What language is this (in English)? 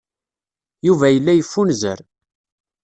Kabyle